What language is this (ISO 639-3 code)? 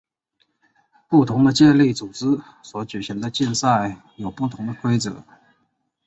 zho